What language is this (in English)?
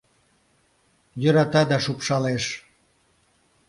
Mari